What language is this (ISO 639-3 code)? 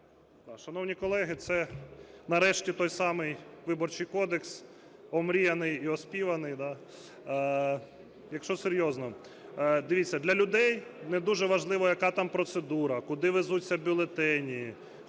ukr